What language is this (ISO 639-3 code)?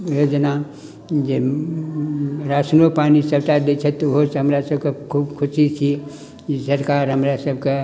mai